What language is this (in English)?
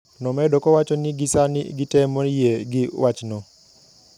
Luo (Kenya and Tanzania)